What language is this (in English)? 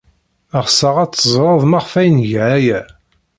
Kabyle